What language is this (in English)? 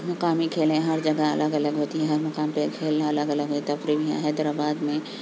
Urdu